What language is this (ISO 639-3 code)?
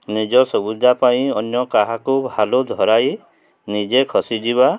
ori